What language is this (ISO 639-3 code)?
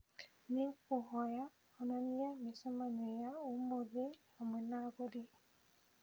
kik